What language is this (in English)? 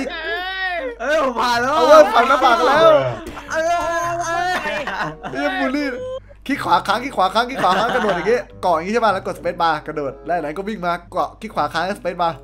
Thai